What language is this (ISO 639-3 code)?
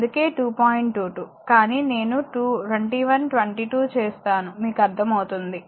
tel